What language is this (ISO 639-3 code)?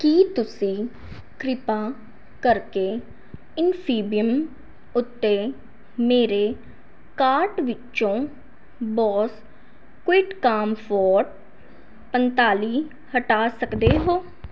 pan